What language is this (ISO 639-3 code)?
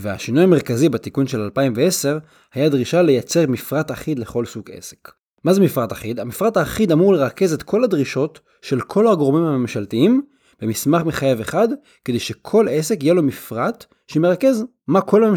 heb